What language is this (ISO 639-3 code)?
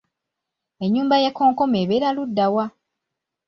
lug